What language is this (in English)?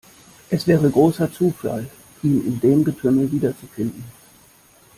German